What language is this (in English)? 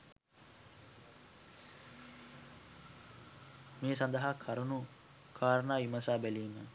Sinhala